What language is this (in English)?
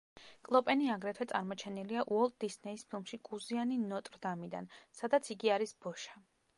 Georgian